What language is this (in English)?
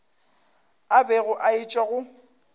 Northern Sotho